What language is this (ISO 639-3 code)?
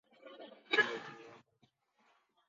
swa